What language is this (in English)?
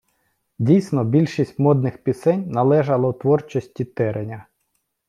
Ukrainian